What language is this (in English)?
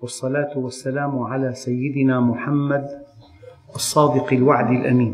Arabic